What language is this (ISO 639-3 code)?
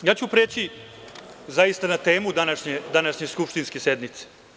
srp